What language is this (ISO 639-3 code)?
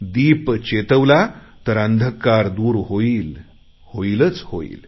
mar